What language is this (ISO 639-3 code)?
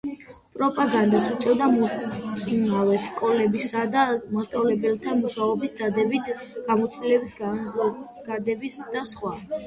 kat